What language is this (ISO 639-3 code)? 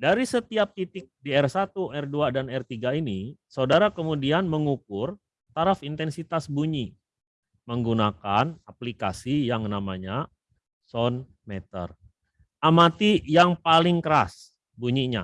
ind